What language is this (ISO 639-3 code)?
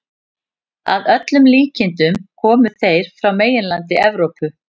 isl